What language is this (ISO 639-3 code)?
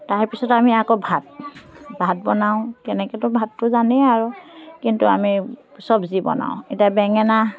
asm